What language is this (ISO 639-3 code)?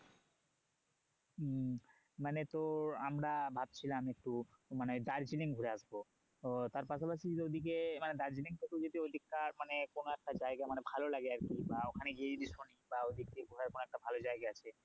ben